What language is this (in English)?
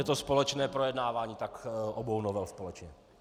Czech